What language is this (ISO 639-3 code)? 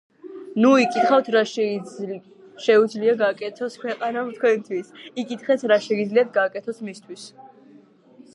kat